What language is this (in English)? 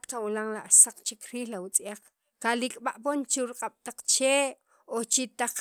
Sacapulteco